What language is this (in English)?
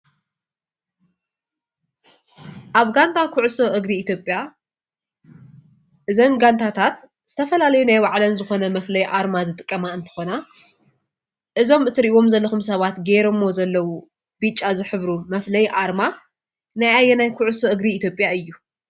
Tigrinya